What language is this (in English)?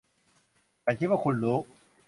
Thai